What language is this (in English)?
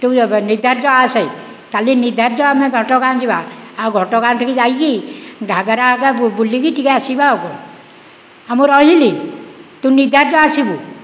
Odia